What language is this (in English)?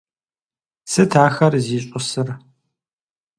Kabardian